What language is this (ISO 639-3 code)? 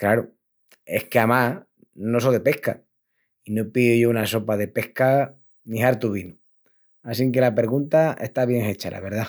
ext